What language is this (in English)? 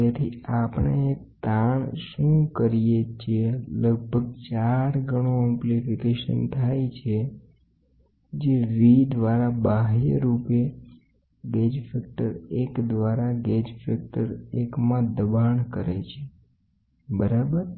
Gujarati